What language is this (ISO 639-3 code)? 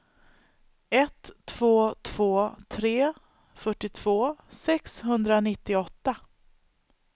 swe